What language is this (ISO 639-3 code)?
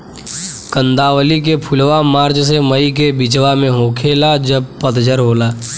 bho